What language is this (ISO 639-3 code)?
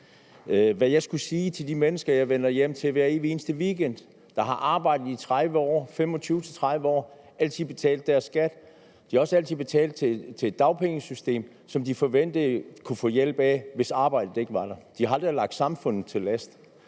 dan